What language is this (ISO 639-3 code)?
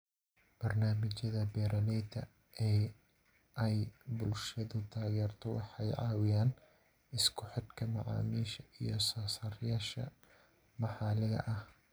som